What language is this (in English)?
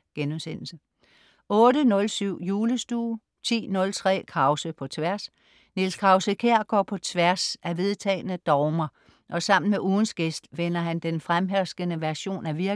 Danish